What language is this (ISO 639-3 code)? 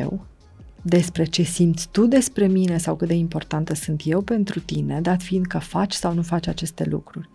ron